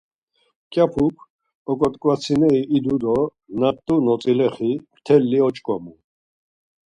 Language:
Laz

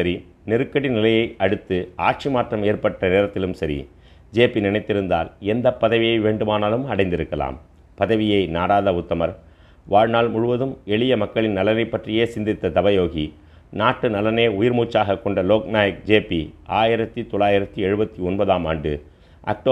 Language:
Tamil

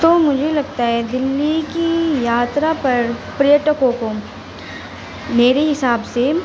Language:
Urdu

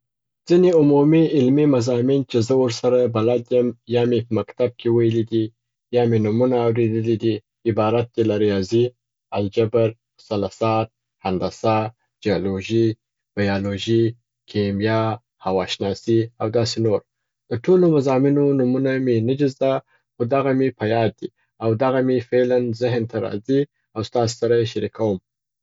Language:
Southern Pashto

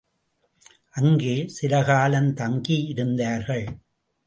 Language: Tamil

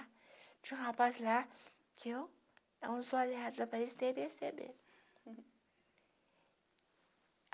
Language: Portuguese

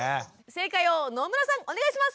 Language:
Japanese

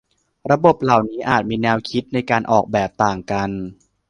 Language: Thai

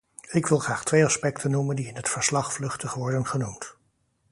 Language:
Dutch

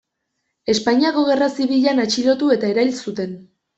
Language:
Basque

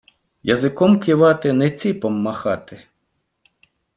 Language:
Ukrainian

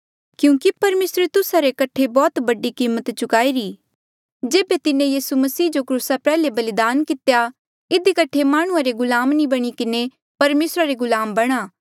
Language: Mandeali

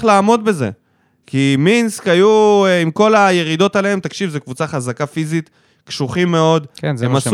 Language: Hebrew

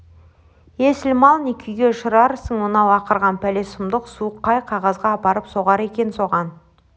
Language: Kazakh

